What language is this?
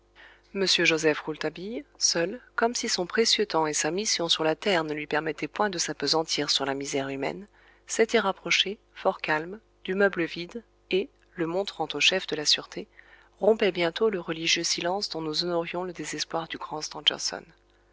French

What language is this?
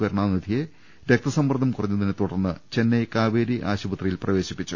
Malayalam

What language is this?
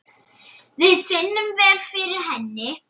Icelandic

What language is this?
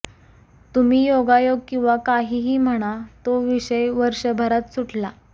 Marathi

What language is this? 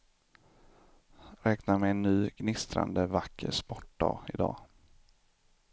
Swedish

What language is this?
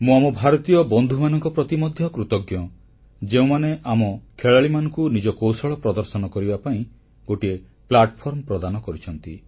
Odia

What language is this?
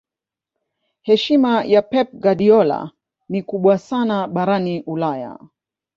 Swahili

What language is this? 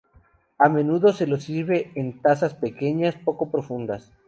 Spanish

